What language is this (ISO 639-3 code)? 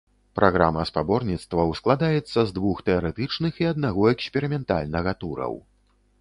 bel